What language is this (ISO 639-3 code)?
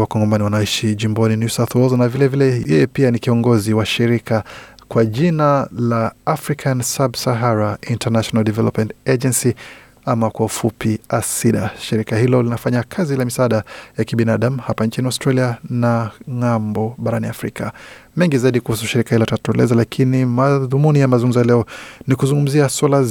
swa